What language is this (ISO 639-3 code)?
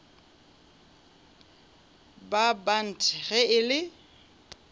nso